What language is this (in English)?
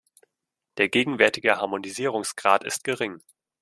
German